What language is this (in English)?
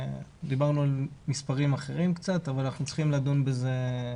Hebrew